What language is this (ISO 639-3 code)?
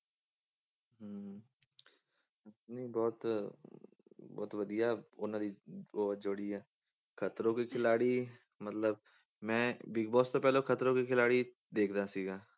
pan